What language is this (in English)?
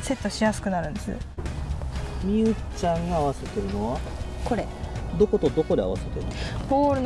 Japanese